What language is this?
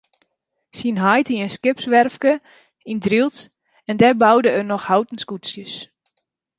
Western Frisian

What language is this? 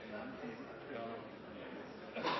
Norwegian Bokmål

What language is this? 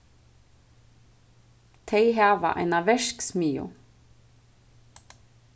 Faroese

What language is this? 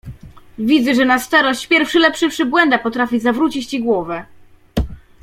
Polish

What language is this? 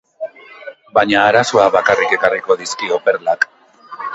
Basque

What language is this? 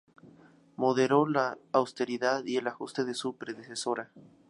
Spanish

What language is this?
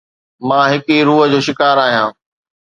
Sindhi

